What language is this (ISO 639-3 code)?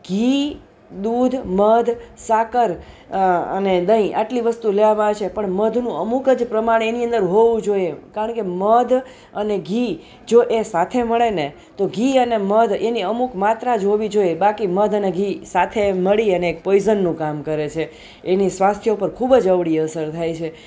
guj